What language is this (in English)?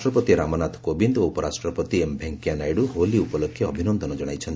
Odia